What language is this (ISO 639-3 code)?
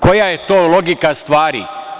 srp